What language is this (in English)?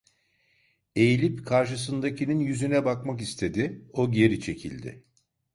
Turkish